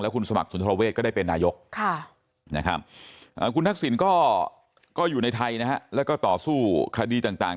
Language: Thai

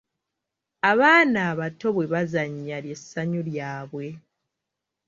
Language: Ganda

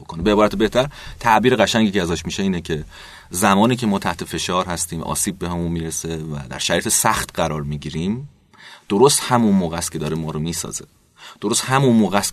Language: Persian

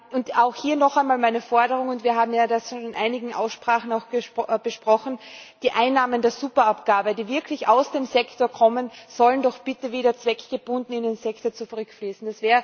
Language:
German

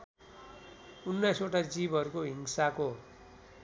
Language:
Nepali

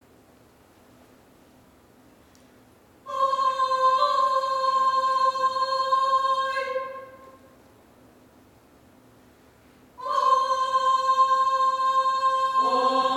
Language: Ukrainian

